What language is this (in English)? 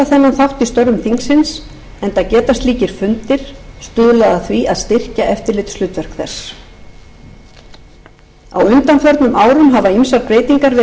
Icelandic